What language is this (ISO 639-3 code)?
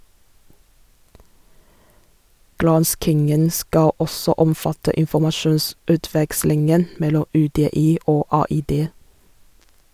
nor